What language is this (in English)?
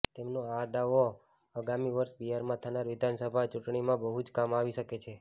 Gujarati